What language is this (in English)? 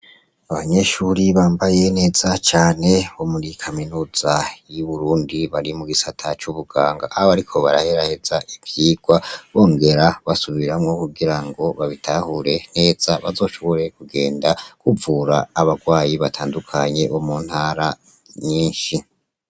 Rundi